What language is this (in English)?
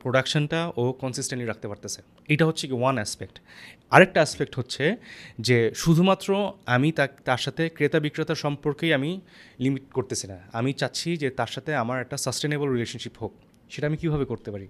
Bangla